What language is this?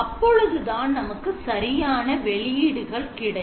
Tamil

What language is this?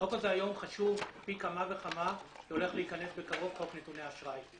Hebrew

